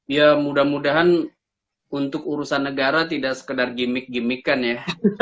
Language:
Indonesian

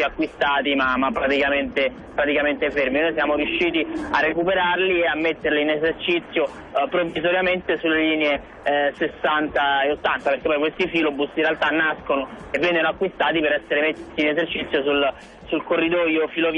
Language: Italian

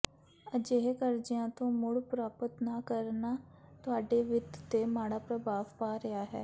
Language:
Punjabi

